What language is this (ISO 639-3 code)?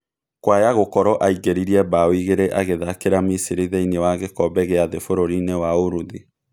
kik